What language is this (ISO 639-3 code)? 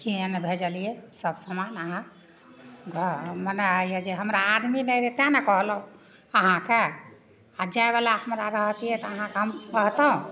mai